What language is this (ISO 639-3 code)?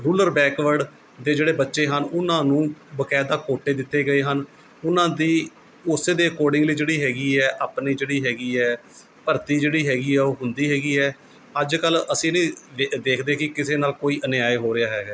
pan